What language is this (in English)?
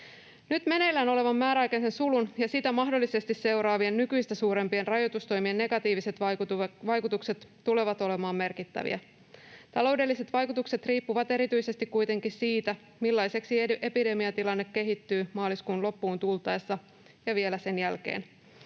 Finnish